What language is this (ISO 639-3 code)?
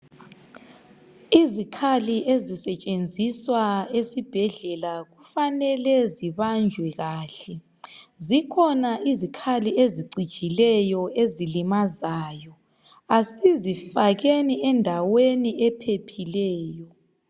nde